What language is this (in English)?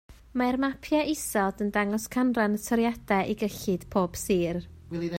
Welsh